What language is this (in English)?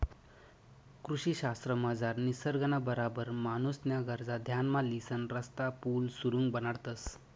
Marathi